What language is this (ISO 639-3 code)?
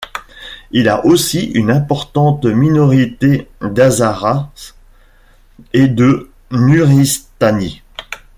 fra